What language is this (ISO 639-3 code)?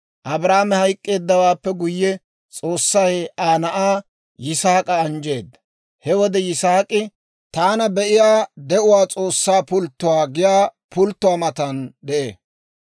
dwr